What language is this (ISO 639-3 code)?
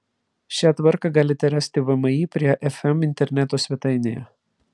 lit